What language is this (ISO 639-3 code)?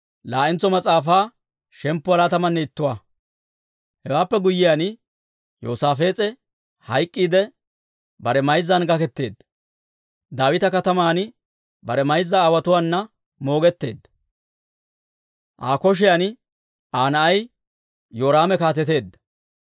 dwr